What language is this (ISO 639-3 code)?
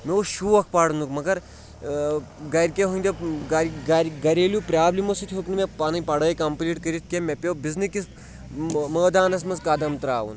kas